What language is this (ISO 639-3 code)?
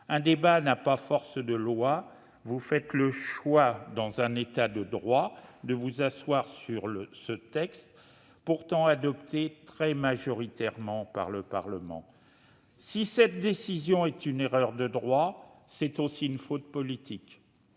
fra